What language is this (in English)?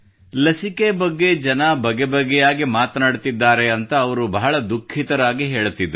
Kannada